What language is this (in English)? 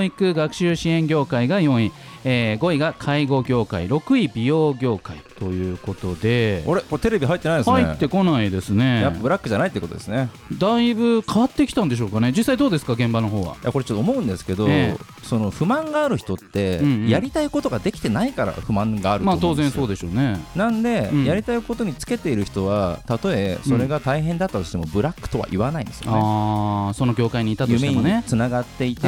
Japanese